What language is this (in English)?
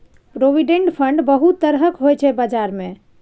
Maithili